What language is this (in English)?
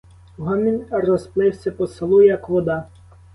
Ukrainian